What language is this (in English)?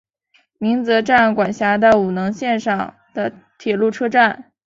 Chinese